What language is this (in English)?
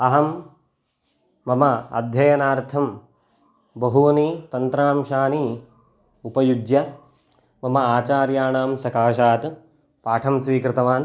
Sanskrit